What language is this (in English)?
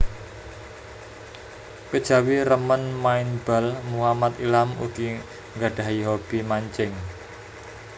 Javanese